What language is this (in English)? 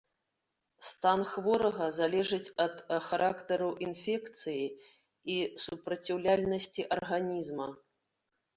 Belarusian